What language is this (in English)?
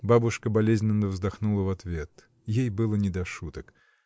Russian